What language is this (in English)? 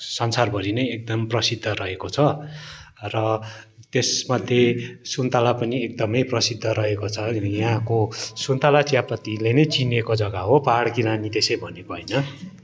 Nepali